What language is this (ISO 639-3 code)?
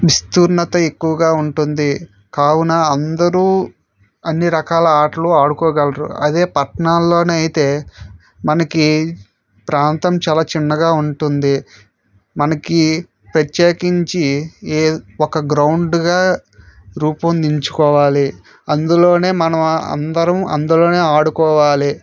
tel